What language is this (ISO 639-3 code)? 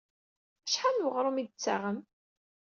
kab